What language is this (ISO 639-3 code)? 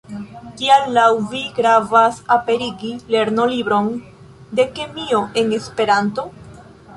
epo